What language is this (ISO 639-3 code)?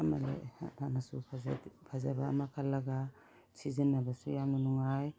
mni